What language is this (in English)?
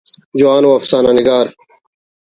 Brahui